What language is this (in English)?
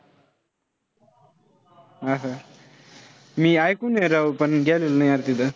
Marathi